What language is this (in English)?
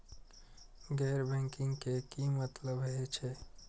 Maithili